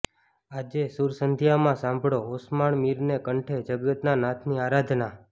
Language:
Gujarati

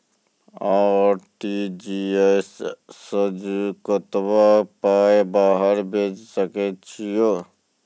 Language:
Maithili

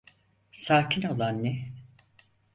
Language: Turkish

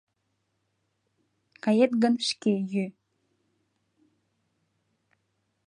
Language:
Mari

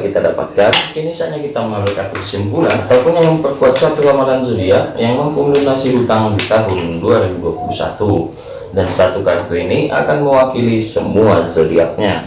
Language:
Indonesian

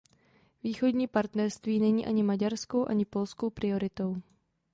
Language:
Czech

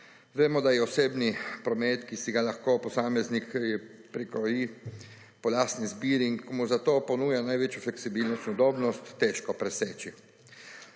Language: Slovenian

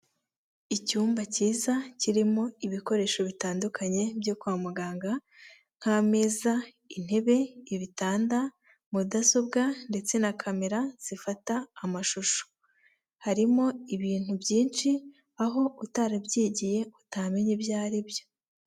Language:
Kinyarwanda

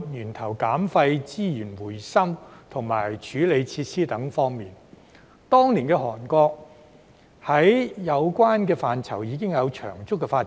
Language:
Cantonese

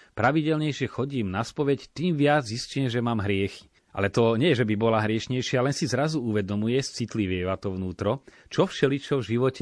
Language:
Slovak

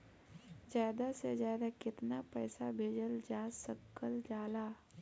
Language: Bhojpuri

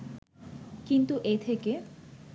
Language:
Bangla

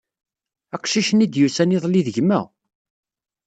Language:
Kabyle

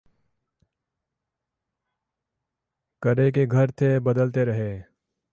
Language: Urdu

